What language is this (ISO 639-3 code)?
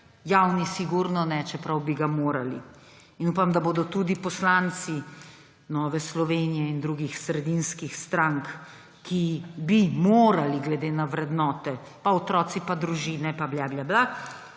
slv